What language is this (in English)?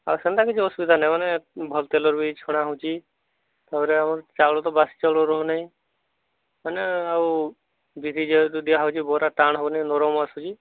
Odia